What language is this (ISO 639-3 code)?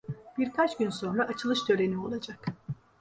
tur